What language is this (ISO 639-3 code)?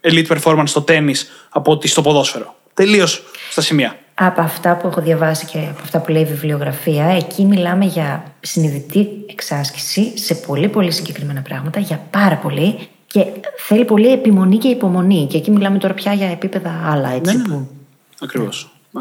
ell